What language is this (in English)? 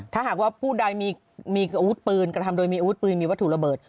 Thai